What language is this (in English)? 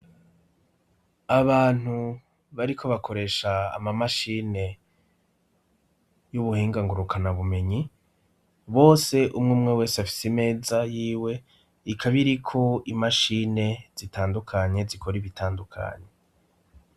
Rundi